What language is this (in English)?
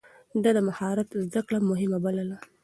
Pashto